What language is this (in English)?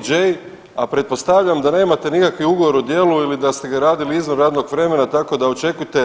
Croatian